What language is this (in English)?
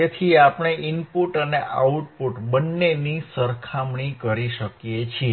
Gujarati